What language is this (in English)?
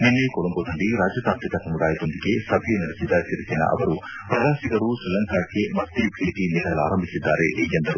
Kannada